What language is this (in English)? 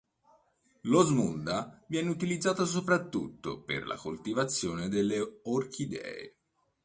Italian